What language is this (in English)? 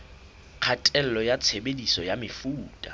Southern Sotho